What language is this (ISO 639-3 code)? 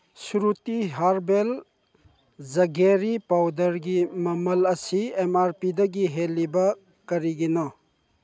mni